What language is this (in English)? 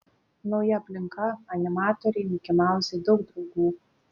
Lithuanian